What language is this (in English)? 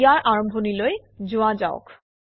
Assamese